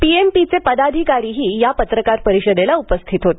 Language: Marathi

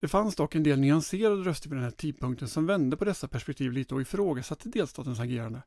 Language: Swedish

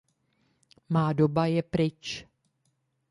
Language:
Czech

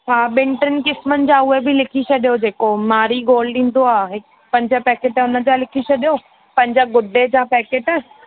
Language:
Sindhi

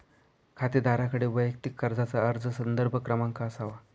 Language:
Marathi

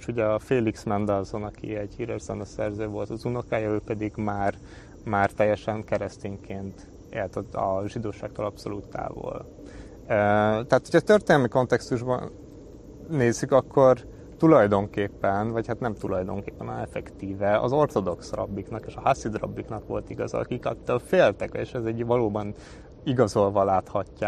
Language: Hungarian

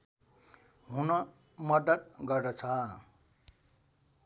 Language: Nepali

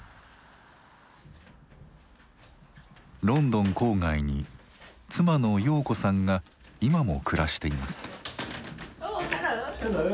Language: Japanese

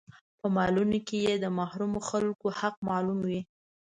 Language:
Pashto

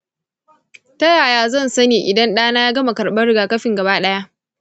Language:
Hausa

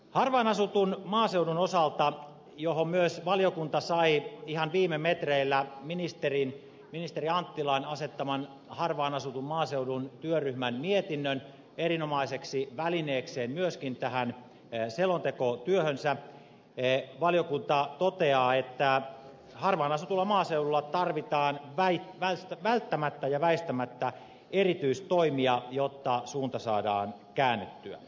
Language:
Finnish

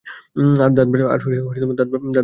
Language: Bangla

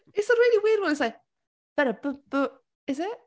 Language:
Welsh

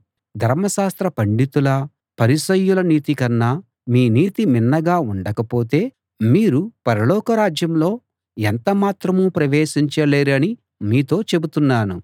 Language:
Telugu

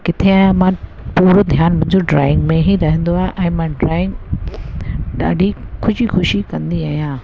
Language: Sindhi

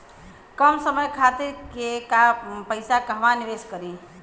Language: Bhojpuri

